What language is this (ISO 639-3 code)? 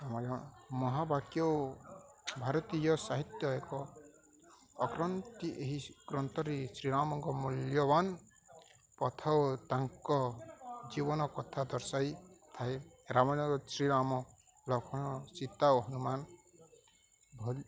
ori